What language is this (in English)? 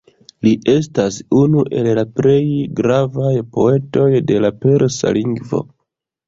Esperanto